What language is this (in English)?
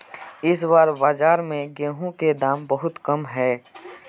Magahi